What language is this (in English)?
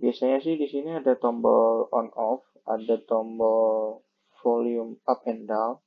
Indonesian